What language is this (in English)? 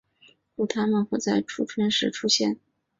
Chinese